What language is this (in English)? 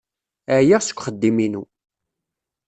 Kabyle